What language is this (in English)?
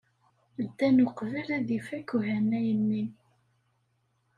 Kabyle